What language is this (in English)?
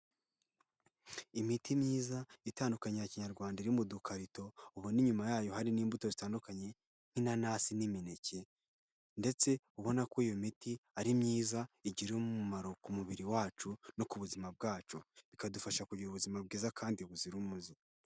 Kinyarwanda